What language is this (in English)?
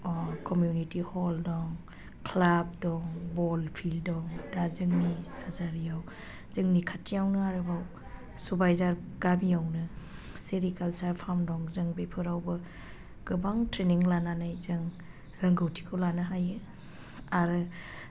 Bodo